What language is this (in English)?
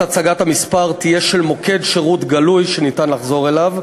Hebrew